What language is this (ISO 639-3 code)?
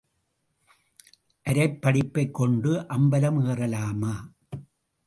tam